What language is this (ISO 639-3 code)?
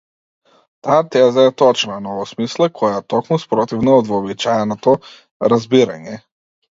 mkd